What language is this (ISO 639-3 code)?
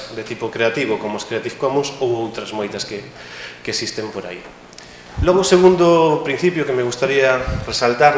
spa